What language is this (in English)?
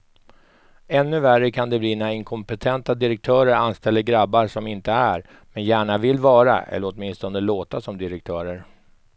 Swedish